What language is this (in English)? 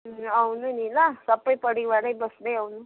Nepali